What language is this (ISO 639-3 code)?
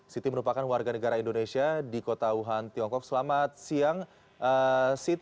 ind